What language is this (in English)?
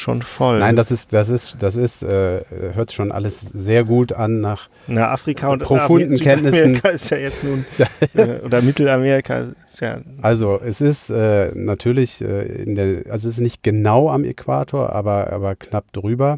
German